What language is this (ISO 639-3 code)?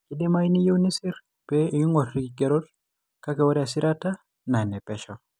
mas